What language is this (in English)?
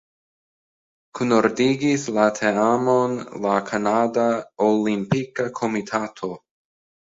Esperanto